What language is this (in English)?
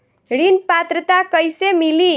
Bhojpuri